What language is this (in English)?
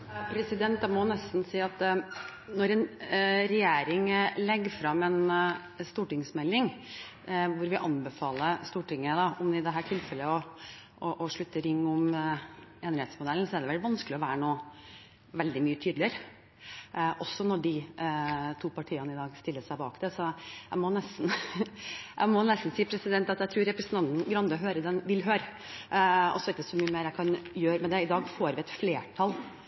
Norwegian Bokmål